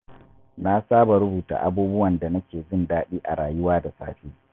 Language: Hausa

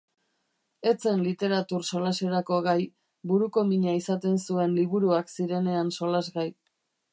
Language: Basque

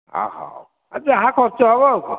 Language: Odia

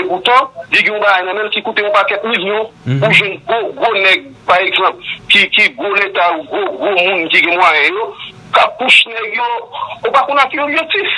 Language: French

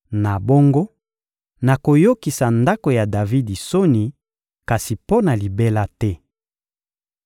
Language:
Lingala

